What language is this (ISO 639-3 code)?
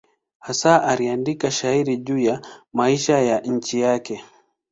swa